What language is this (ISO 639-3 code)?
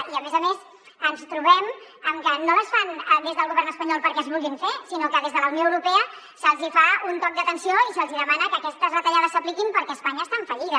cat